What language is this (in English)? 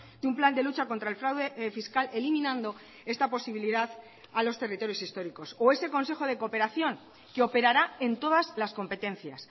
Spanish